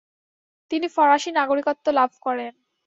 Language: Bangla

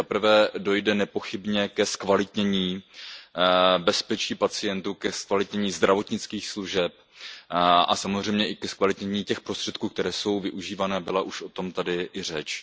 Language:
Czech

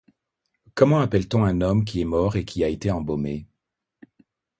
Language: French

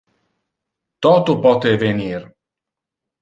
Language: Interlingua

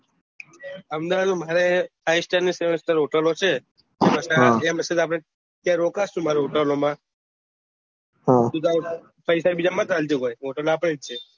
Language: Gujarati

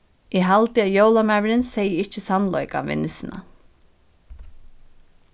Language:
Faroese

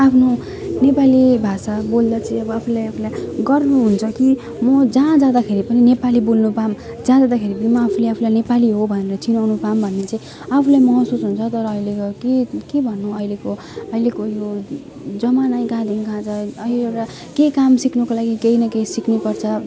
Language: Nepali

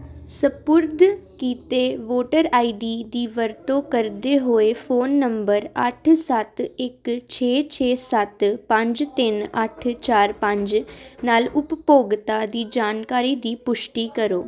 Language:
Punjabi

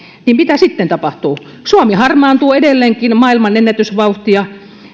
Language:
Finnish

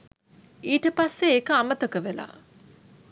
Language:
Sinhala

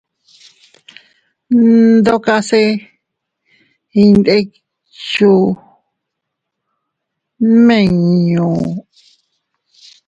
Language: Teutila Cuicatec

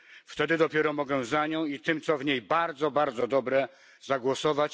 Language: Polish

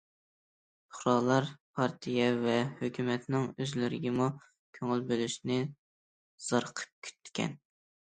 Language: Uyghur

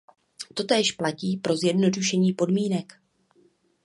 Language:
Czech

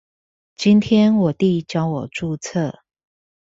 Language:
Chinese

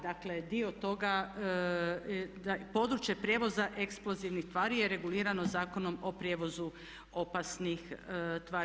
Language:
Croatian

